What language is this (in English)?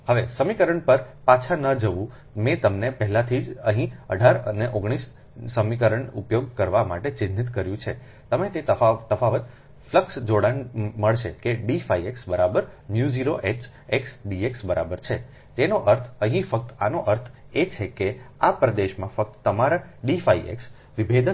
Gujarati